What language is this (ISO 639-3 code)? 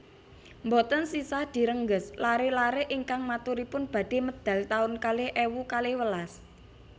jav